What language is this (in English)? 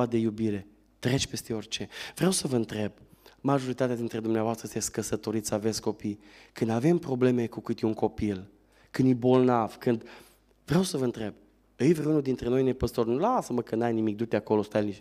Romanian